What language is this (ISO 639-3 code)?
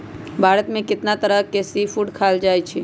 mag